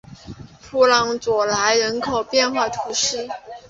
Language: Chinese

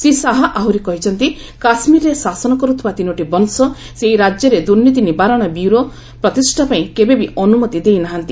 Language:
Odia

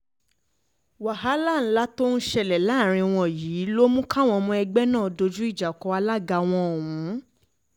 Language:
Yoruba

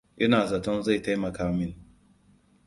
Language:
Hausa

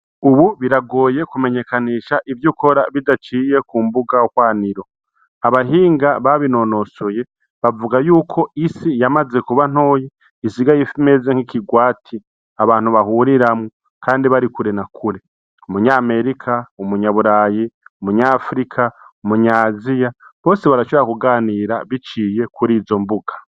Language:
Rundi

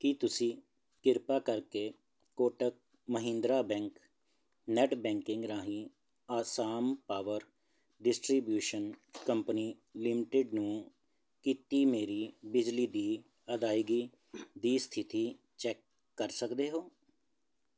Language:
Punjabi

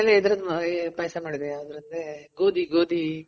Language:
Kannada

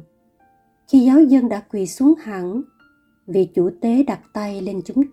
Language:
Vietnamese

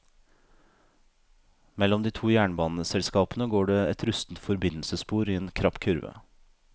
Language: Norwegian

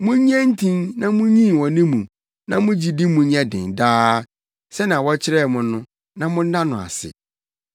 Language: Akan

